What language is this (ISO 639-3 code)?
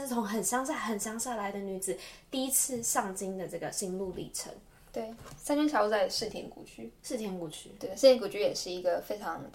zho